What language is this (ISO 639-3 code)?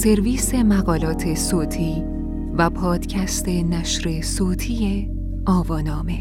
fas